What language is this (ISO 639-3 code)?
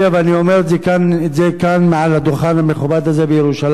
heb